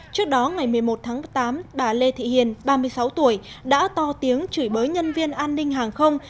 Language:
Vietnamese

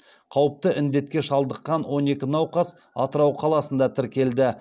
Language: Kazakh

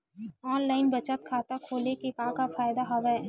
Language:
Chhattisgarhi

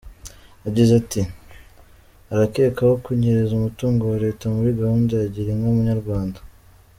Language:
Kinyarwanda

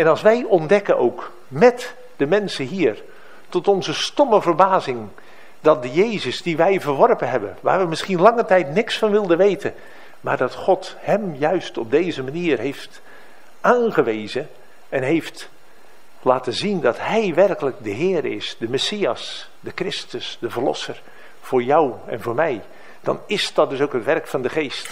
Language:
Dutch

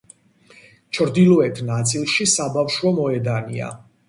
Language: Georgian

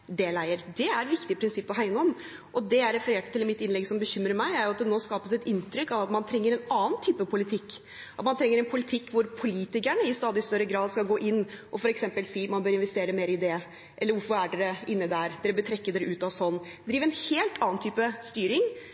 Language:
Norwegian Bokmål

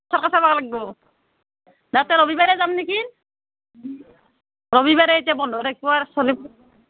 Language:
Assamese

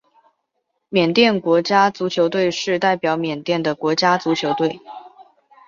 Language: Chinese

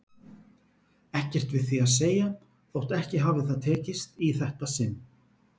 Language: Icelandic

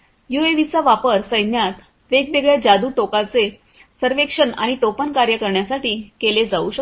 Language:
Marathi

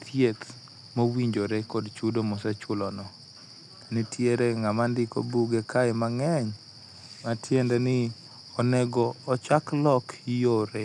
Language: Luo (Kenya and Tanzania)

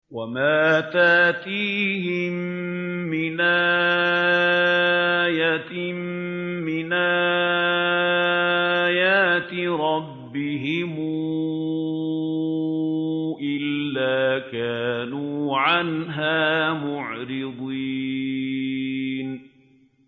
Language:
Arabic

